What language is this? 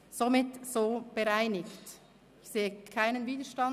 Swiss German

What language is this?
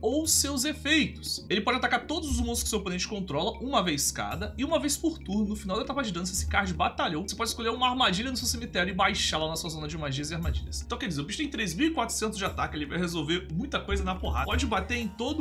Portuguese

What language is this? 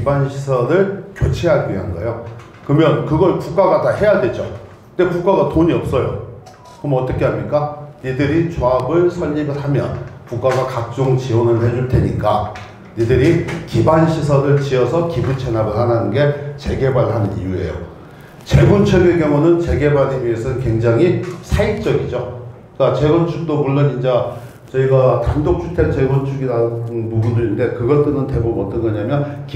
Korean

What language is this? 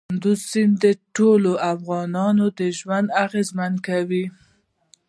Pashto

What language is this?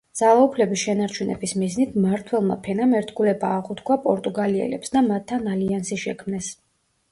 Georgian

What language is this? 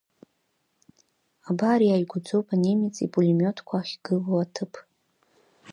Abkhazian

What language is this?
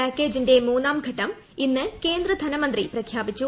Malayalam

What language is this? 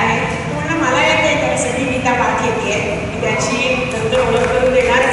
Romanian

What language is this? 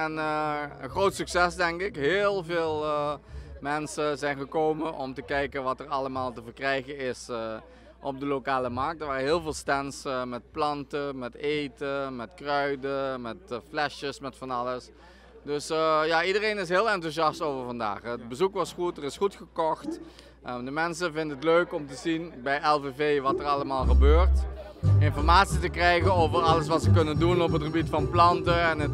Dutch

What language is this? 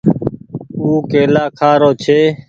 Goaria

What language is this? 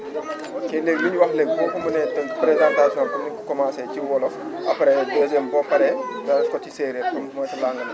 Wolof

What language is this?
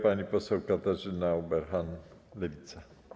Polish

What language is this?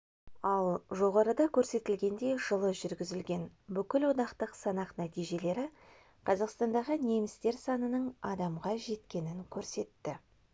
Kazakh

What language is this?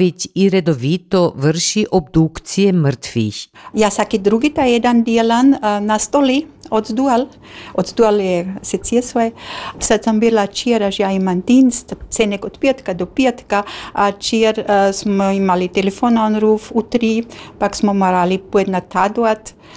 Croatian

